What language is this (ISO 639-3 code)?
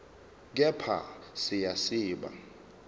zul